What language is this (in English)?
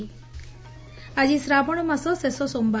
Odia